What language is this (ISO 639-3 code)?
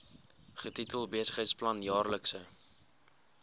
afr